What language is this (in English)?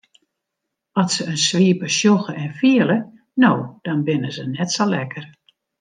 Western Frisian